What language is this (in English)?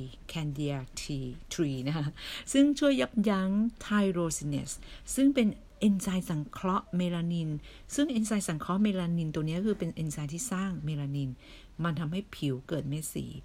Thai